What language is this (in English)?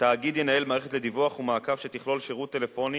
Hebrew